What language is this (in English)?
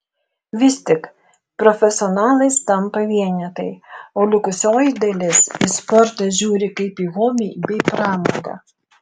Lithuanian